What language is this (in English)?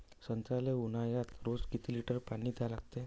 Marathi